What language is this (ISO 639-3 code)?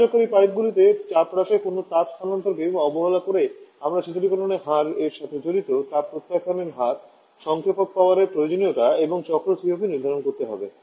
ben